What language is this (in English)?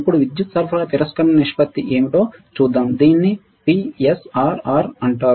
Telugu